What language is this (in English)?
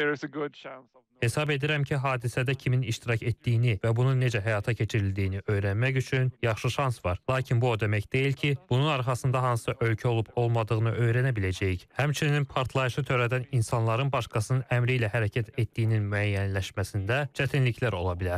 Turkish